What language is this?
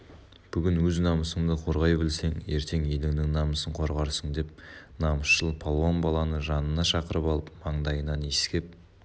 Kazakh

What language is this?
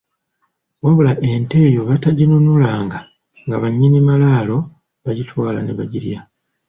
Ganda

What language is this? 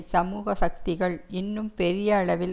Tamil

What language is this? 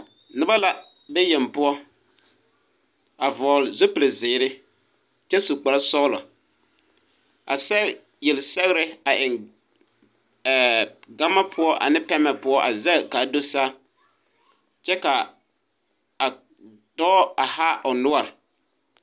Southern Dagaare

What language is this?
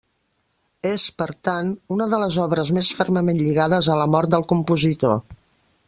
Catalan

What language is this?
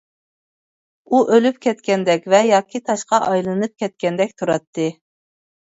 Uyghur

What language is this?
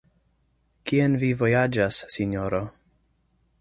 Esperanto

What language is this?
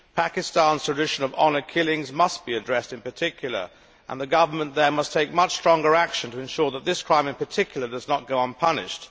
English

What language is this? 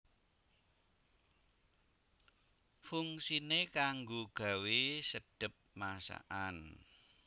Javanese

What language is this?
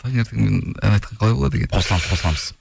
Kazakh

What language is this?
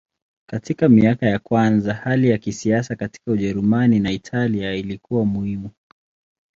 Swahili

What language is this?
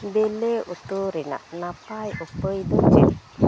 Santali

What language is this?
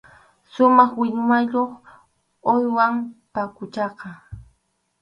Arequipa-La Unión Quechua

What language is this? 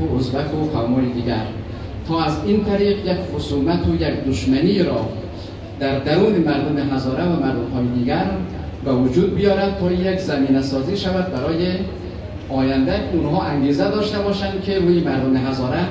Persian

